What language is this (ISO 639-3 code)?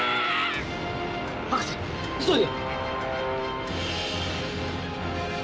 jpn